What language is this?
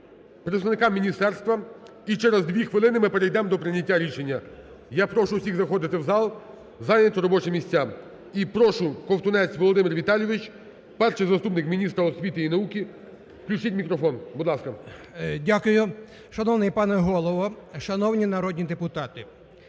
Ukrainian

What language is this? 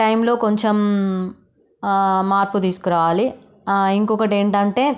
Telugu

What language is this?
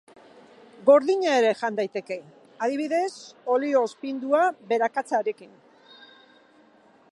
Basque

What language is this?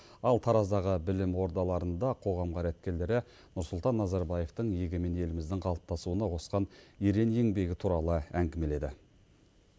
Kazakh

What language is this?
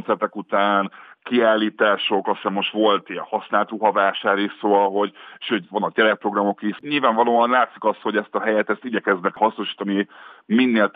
Hungarian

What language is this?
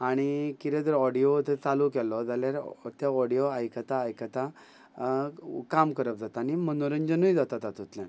Konkani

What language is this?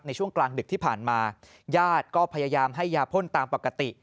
Thai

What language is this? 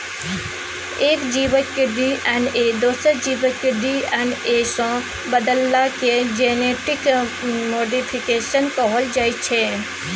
Maithili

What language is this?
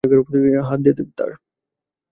Bangla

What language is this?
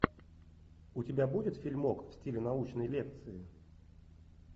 Russian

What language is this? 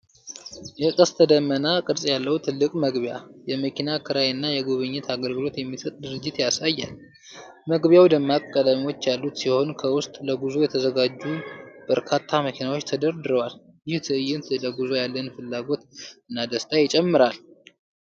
Amharic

